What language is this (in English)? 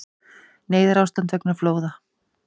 Icelandic